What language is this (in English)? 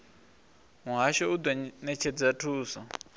Venda